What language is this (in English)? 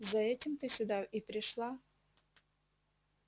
Russian